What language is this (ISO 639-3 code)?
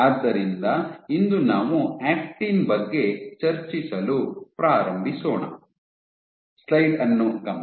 kan